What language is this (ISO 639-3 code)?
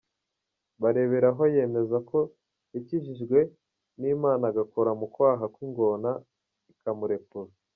kin